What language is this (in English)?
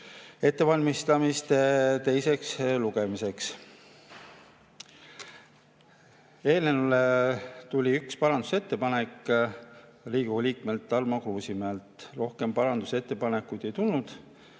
Estonian